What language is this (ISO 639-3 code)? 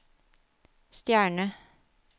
nor